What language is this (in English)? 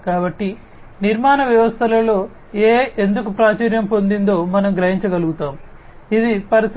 Telugu